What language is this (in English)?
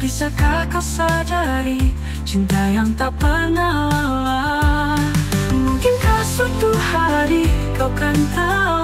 Indonesian